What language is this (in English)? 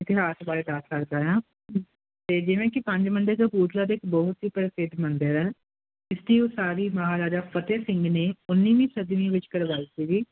Punjabi